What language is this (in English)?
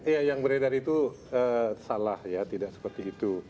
Indonesian